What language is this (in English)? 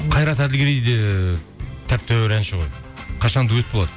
Kazakh